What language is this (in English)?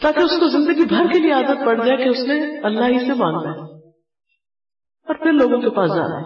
Urdu